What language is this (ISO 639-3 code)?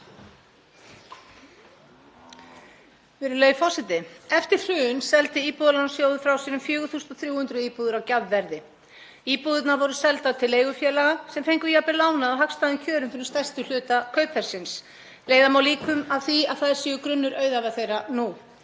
isl